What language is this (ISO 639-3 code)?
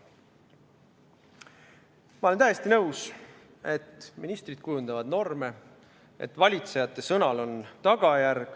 est